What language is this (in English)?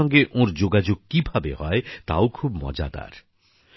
Bangla